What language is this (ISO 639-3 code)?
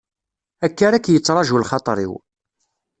kab